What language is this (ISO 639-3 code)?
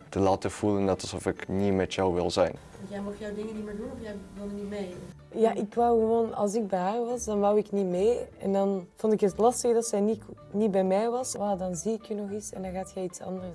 nld